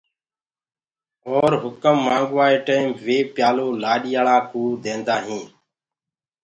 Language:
Gurgula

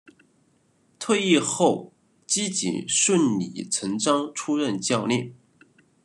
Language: Chinese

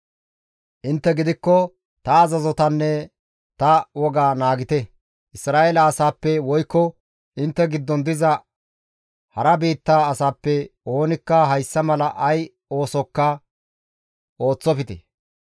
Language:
Gamo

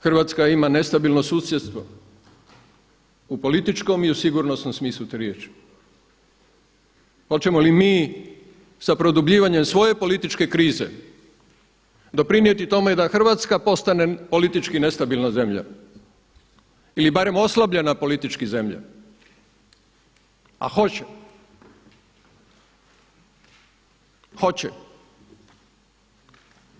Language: Croatian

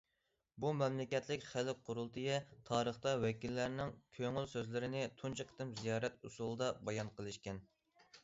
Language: Uyghur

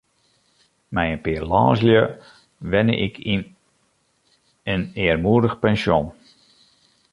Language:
Western Frisian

